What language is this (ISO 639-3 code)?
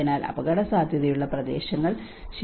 mal